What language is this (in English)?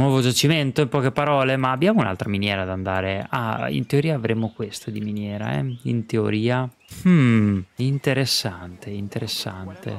Italian